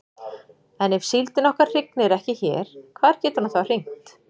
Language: Icelandic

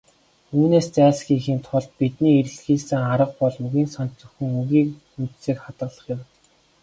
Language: Mongolian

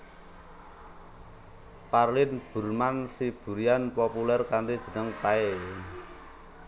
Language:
Javanese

